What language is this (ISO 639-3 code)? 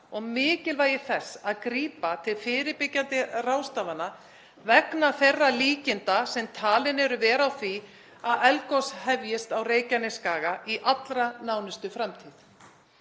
isl